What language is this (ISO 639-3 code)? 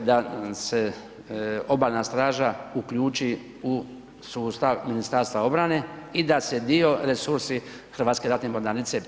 hrv